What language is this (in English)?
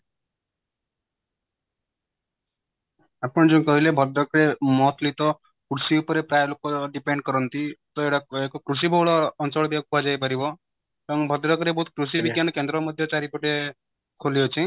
Odia